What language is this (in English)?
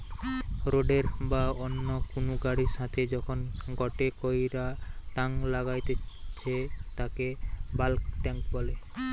Bangla